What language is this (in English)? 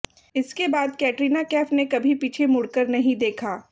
Hindi